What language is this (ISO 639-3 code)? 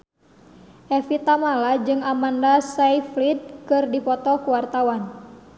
sun